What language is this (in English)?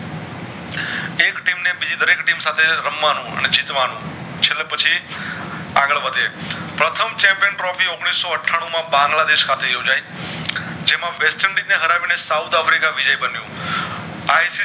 Gujarati